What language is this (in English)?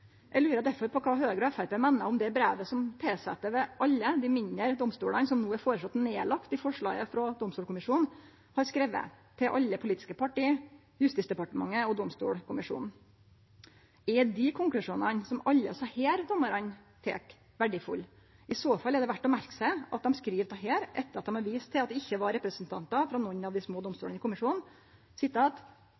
Norwegian Nynorsk